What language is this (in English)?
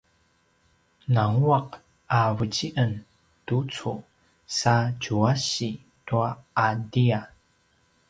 Paiwan